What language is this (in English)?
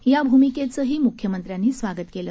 Marathi